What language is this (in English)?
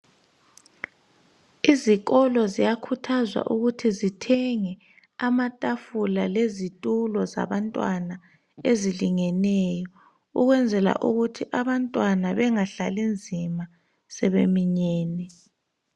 North Ndebele